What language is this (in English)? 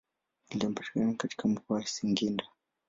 Swahili